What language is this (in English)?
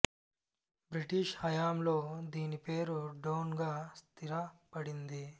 Telugu